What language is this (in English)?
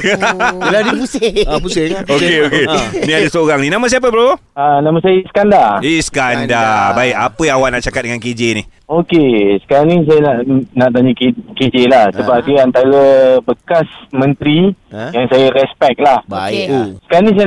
Malay